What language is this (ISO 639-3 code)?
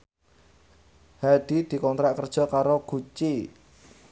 jav